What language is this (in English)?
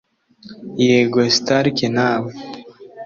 Kinyarwanda